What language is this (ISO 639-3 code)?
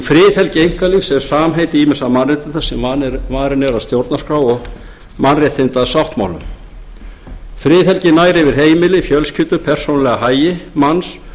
isl